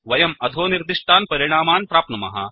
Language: Sanskrit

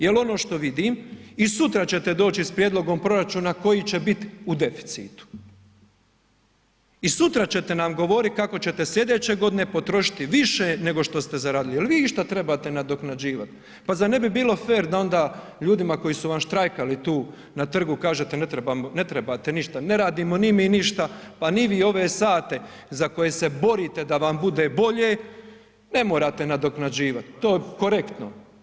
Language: Croatian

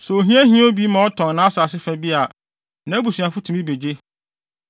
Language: Akan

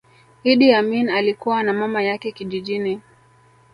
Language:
Swahili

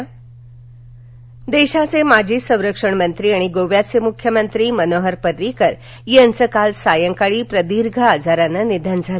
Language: Marathi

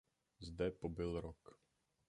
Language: Czech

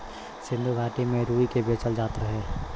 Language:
Bhojpuri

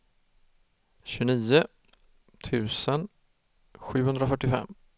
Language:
Swedish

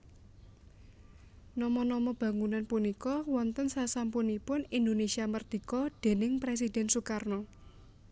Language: Javanese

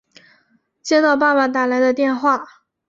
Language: Chinese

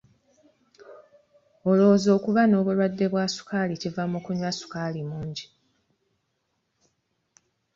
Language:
Ganda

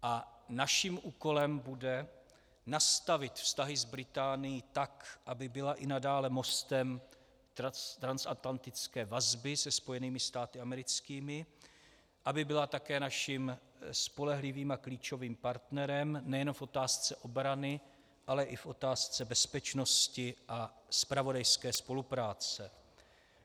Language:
Czech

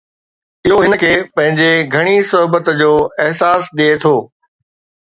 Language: Sindhi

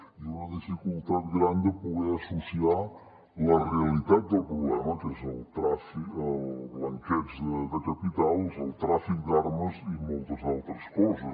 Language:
Catalan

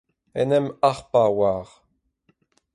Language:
Breton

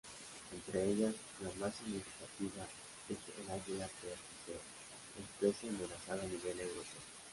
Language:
Spanish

